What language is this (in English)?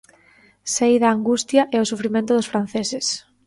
Galician